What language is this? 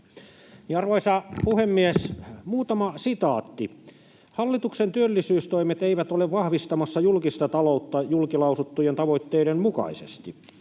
Finnish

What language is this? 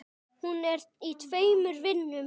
Icelandic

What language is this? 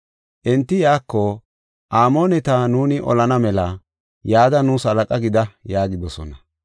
Gofa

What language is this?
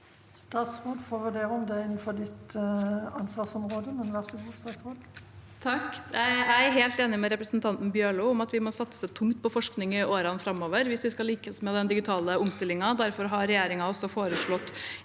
Norwegian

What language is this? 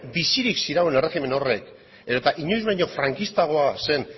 Basque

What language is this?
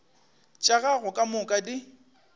Northern Sotho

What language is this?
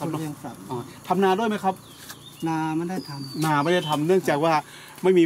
Thai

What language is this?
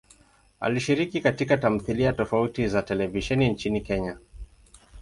Swahili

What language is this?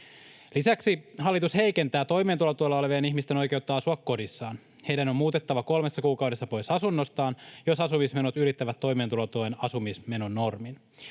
Finnish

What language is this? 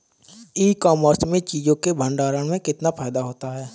Hindi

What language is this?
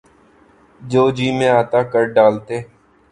Urdu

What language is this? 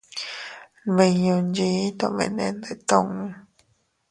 Teutila Cuicatec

